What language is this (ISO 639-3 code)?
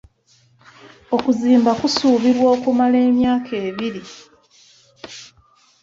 lug